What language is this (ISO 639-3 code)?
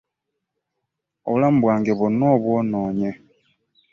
lug